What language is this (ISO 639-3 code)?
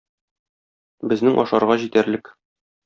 tat